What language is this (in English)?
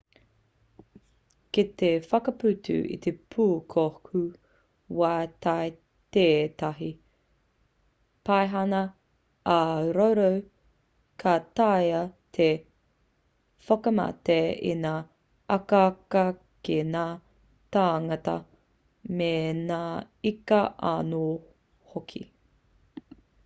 Māori